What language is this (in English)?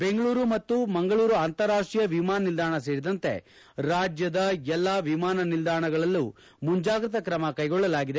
Kannada